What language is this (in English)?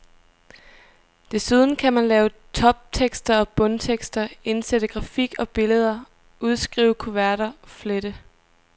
Danish